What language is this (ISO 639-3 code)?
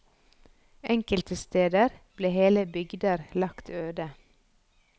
nor